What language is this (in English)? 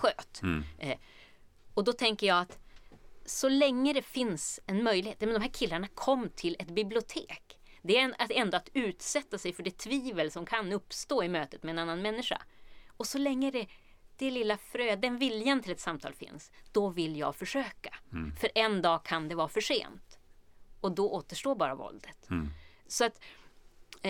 Swedish